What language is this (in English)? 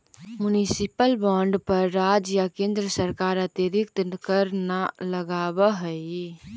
Magahi